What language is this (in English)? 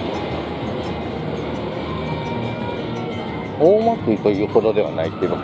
Japanese